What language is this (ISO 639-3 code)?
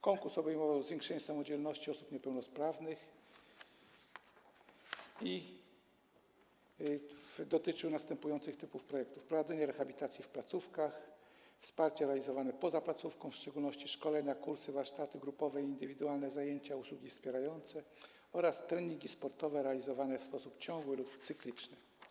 pol